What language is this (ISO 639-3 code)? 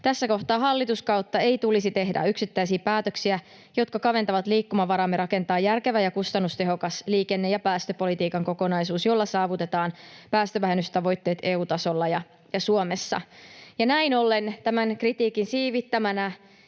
fin